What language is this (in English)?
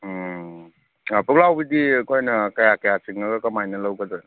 Manipuri